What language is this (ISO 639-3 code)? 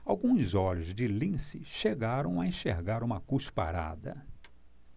por